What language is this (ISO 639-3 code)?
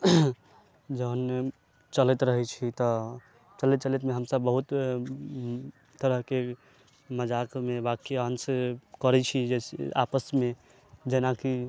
mai